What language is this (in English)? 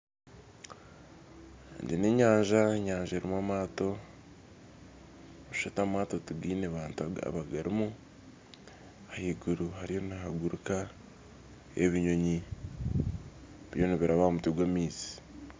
Nyankole